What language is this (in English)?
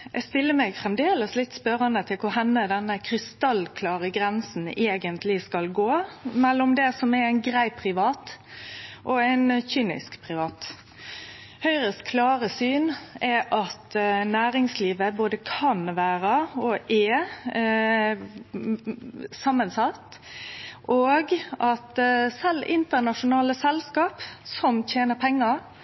Norwegian Nynorsk